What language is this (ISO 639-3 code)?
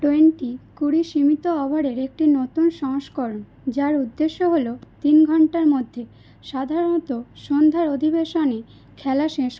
ben